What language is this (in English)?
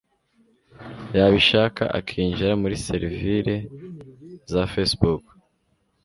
Kinyarwanda